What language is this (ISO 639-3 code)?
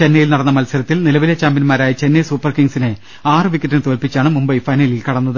mal